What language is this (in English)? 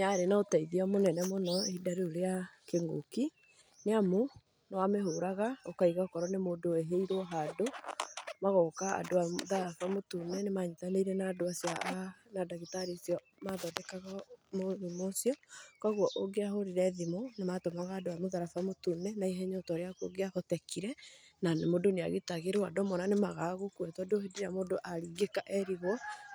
Kikuyu